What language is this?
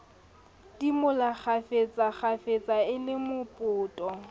Southern Sotho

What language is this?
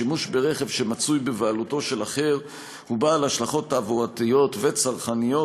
Hebrew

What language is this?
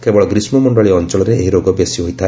Odia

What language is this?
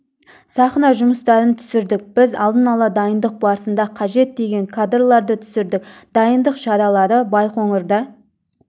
Kazakh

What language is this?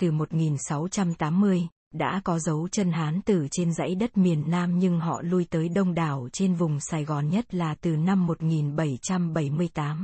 Vietnamese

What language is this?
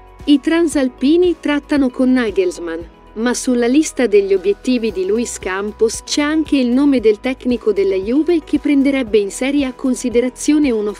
Italian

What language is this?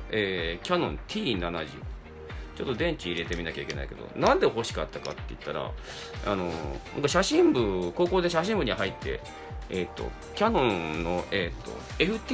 Japanese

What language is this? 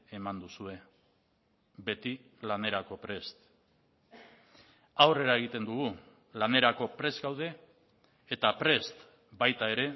Basque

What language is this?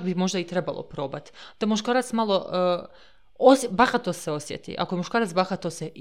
Croatian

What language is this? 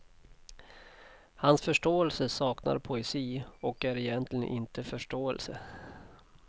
Swedish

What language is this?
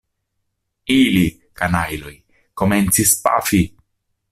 Esperanto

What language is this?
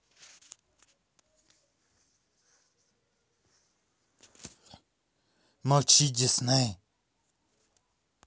Russian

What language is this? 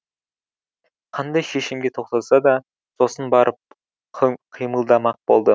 Kazakh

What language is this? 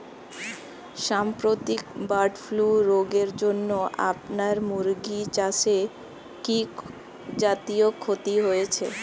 Bangla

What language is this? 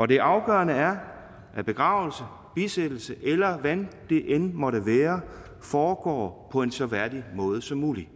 Danish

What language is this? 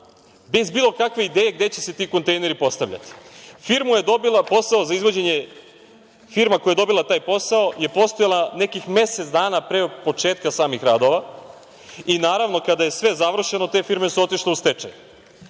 Serbian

